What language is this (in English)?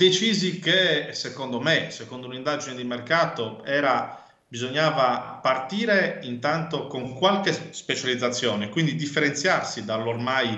Italian